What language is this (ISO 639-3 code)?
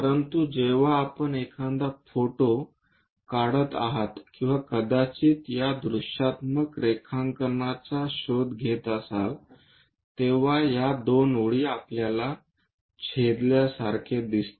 mar